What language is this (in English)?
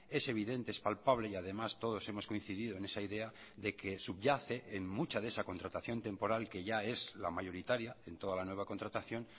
Spanish